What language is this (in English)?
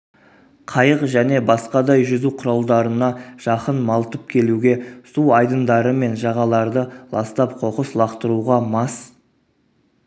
Kazakh